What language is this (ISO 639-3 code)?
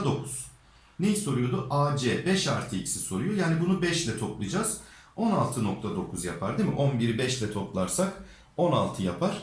tur